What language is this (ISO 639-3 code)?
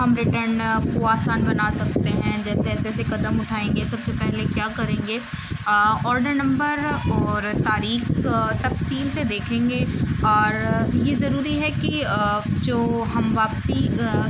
urd